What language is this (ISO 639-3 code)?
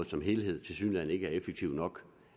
dan